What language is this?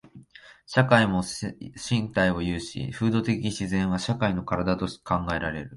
Japanese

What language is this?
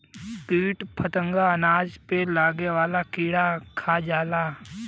Bhojpuri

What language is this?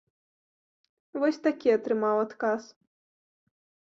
Belarusian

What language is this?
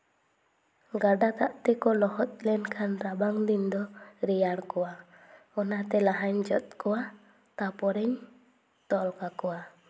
Santali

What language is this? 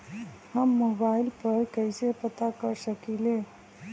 Magahi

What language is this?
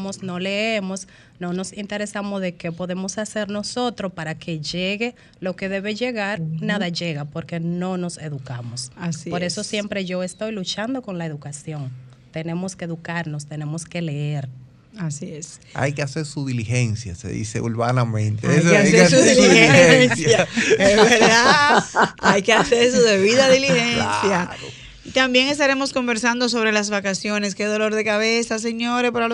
Spanish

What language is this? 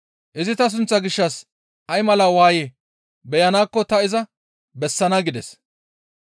Gamo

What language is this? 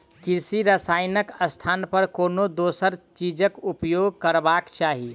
Maithili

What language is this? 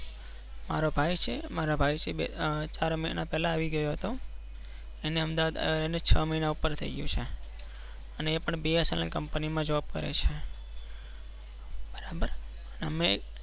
Gujarati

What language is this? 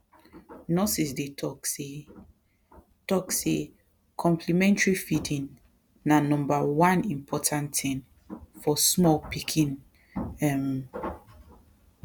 Nigerian Pidgin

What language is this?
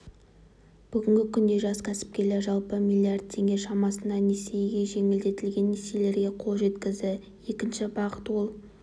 Kazakh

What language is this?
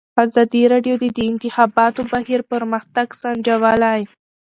Pashto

